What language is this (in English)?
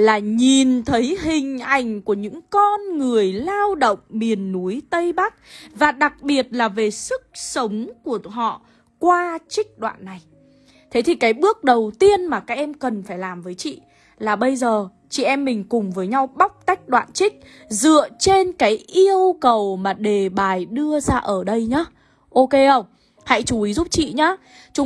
Vietnamese